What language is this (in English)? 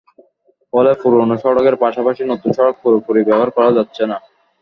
Bangla